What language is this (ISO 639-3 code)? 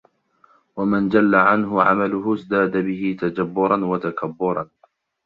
ara